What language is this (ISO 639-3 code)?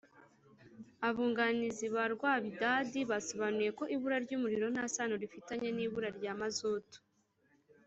kin